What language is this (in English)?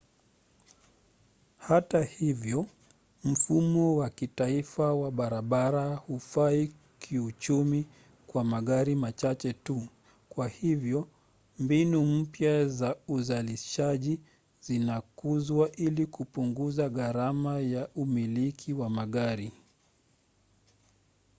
Swahili